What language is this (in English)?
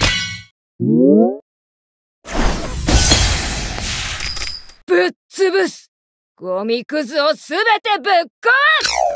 Japanese